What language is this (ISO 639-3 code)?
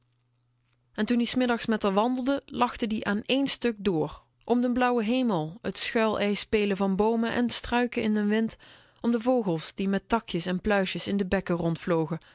nld